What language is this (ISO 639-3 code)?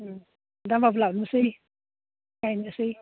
brx